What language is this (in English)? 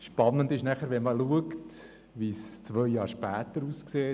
Swiss German